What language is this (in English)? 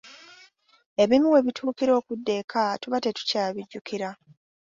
Ganda